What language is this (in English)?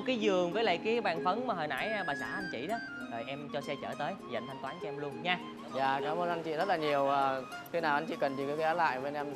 Vietnamese